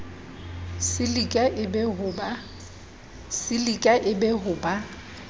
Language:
Southern Sotho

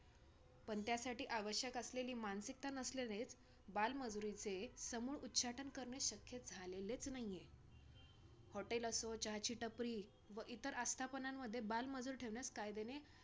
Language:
Marathi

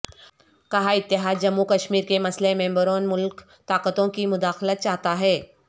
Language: Urdu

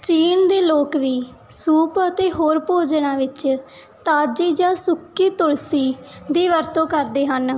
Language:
Punjabi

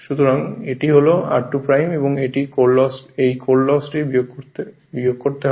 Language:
Bangla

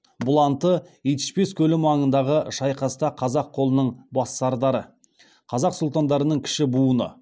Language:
Kazakh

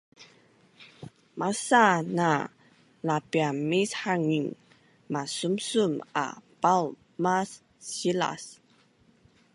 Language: Bunun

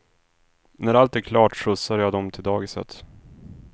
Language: Swedish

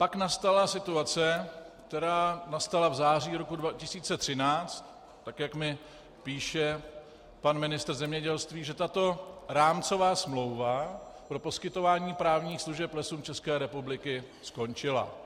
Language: Czech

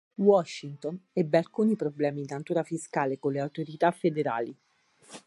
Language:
Italian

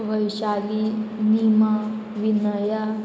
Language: Konkani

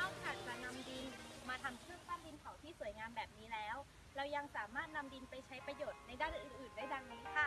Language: Thai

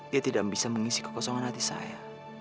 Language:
Indonesian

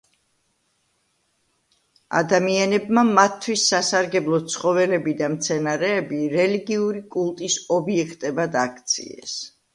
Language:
Georgian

